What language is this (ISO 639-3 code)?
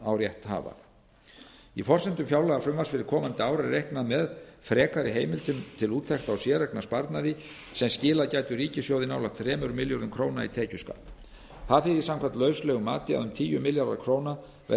isl